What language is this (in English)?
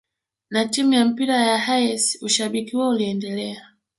Swahili